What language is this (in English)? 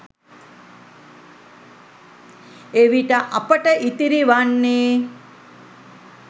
Sinhala